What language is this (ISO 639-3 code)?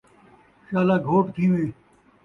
skr